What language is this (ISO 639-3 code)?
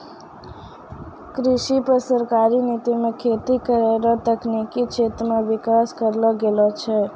mai